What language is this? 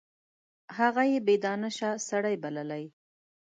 Pashto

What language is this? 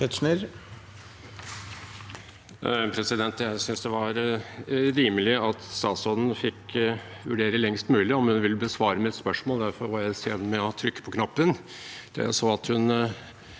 Norwegian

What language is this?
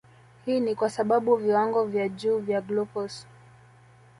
Swahili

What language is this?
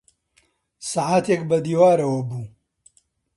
Central Kurdish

